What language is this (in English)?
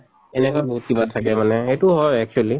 Assamese